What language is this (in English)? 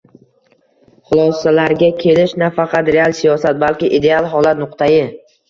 Uzbek